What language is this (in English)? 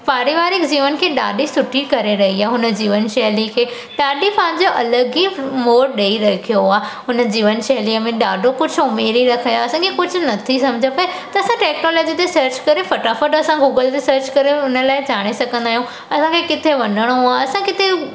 Sindhi